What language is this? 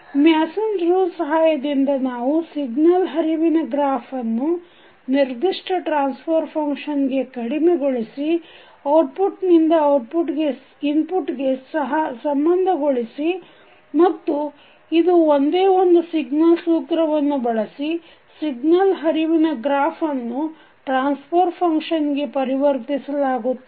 Kannada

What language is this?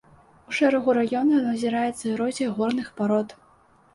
Belarusian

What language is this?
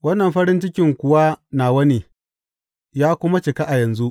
Hausa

